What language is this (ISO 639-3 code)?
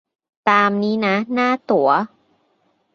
tha